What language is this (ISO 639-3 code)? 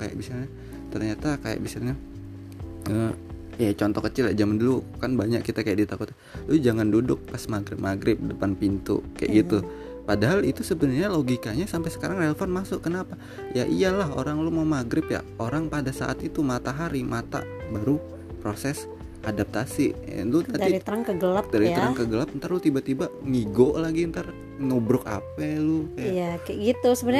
ind